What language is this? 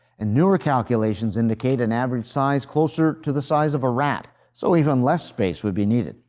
English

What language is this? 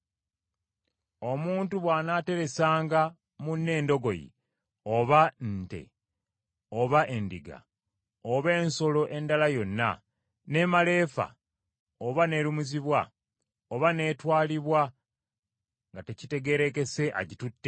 Ganda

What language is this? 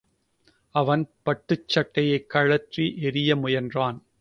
Tamil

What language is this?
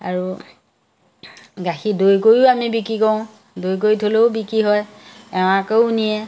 Assamese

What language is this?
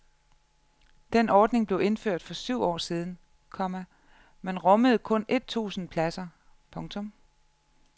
Danish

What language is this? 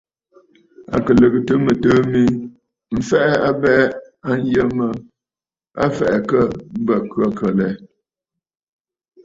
Bafut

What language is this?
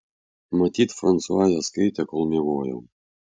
Lithuanian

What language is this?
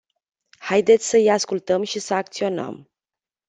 Romanian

